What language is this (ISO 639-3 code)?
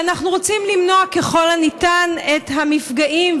heb